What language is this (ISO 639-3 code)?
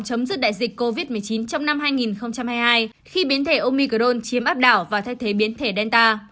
vie